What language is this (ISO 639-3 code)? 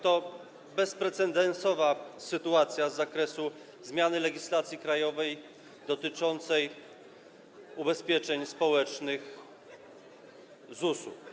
pol